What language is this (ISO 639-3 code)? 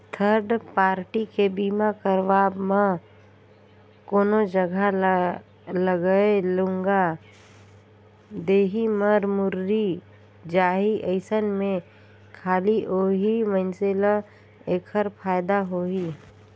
hne